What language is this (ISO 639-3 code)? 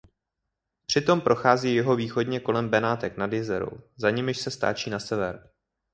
ces